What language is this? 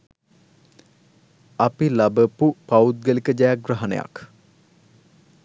Sinhala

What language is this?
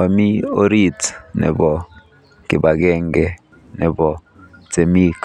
Kalenjin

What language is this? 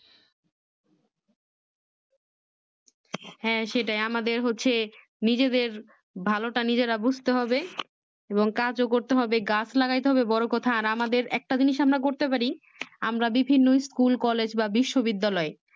Bangla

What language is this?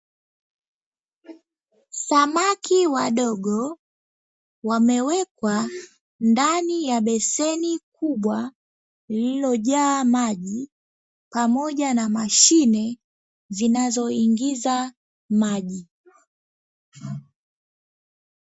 Swahili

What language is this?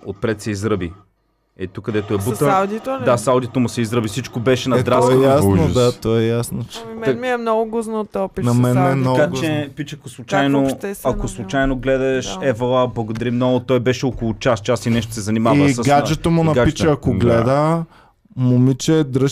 Bulgarian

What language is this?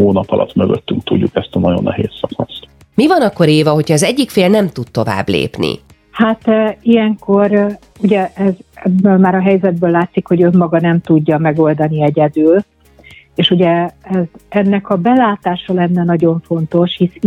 Hungarian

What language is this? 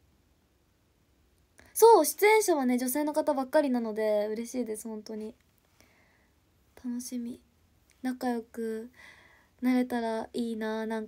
Japanese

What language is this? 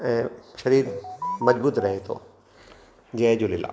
Sindhi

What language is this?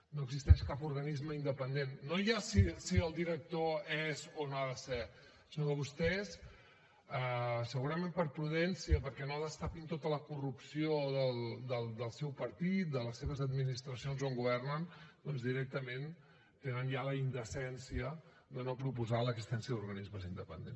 Catalan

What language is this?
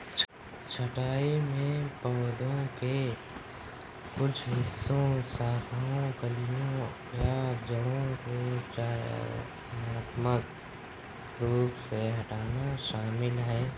Hindi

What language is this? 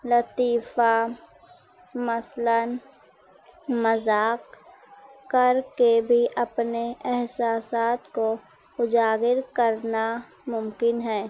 Urdu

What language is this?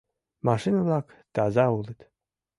Mari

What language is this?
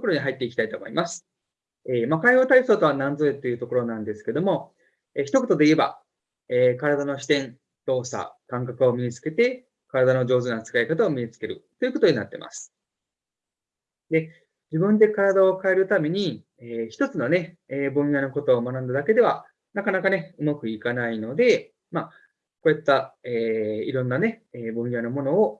Japanese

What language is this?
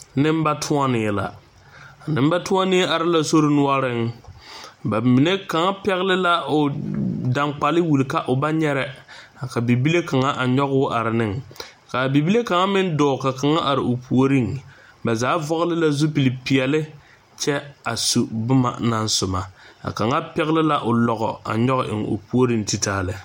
Southern Dagaare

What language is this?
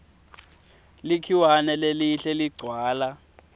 Swati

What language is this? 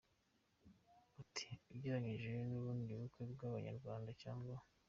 Kinyarwanda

